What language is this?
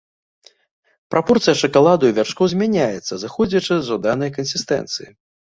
Belarusian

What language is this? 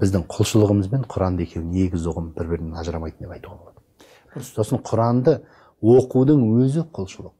Turkish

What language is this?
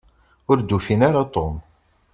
Kabyle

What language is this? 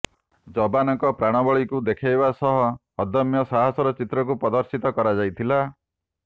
Odia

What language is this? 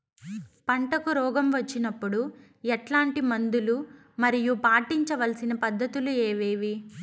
Telugu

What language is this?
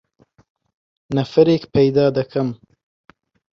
Central Kurdish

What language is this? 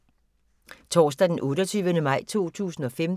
Danish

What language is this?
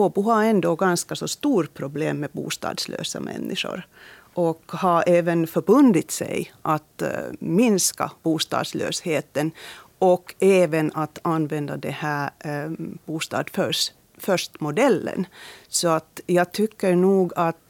Swedish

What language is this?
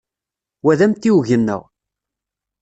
Kabyle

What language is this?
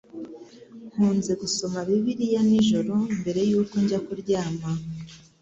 Kinyarwanda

